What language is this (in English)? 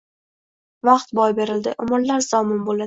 Uzbek